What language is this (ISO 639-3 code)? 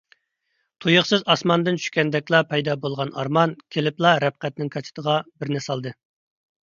uig